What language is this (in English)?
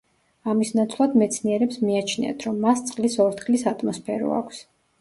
Georgian